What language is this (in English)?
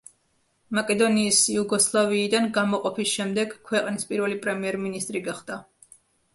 Georgian